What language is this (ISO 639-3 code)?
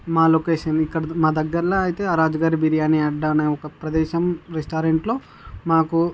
tel